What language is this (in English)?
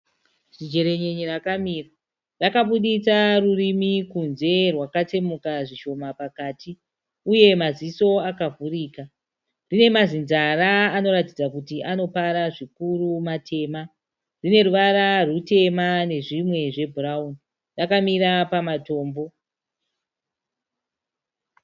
Shona